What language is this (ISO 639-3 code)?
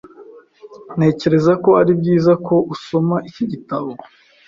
kin